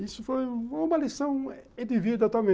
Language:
Portuguese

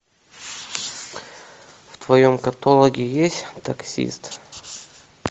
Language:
Russian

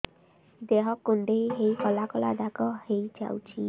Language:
Odia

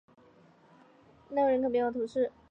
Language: Chinese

